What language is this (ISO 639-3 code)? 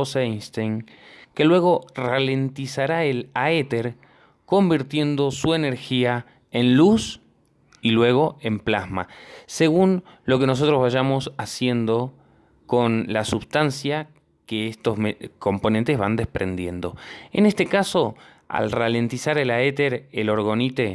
spa